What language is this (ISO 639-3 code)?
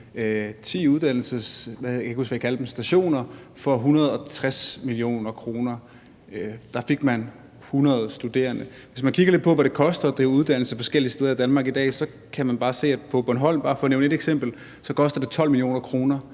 dan